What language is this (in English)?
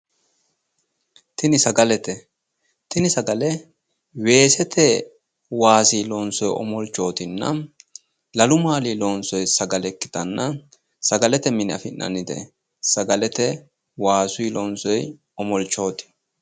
Sidamo